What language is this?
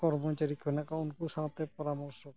Santali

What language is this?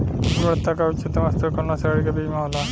Bhojpuri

